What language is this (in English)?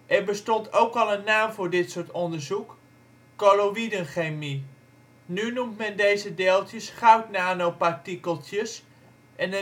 Dutch